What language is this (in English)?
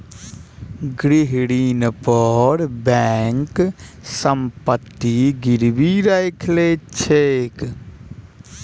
Maithili